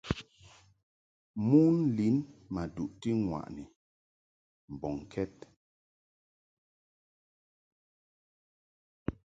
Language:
Mungaka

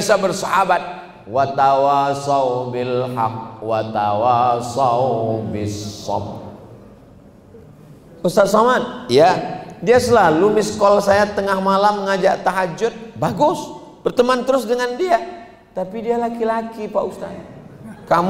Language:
Indonesian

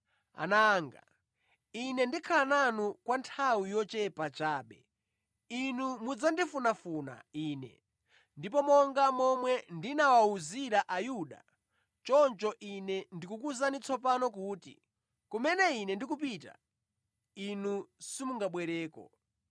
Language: Nyanja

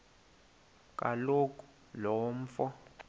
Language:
Xhosa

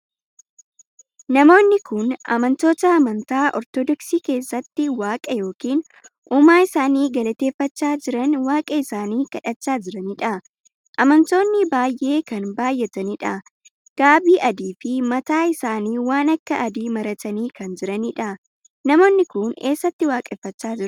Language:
Oromo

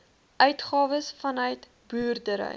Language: Afrikaans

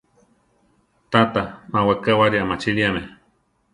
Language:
Central Tarahumara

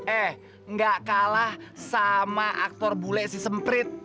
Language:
Indonesian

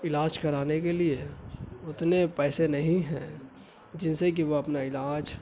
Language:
Urdu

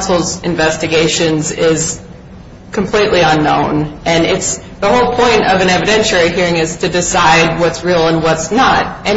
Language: English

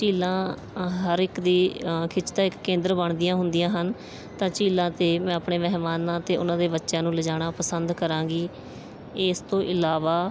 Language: Punjabi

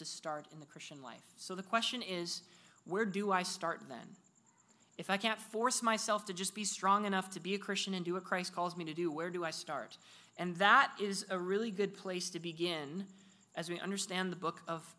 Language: English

